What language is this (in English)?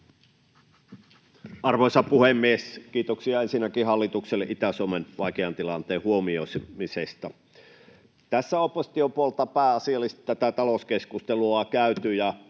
Finnish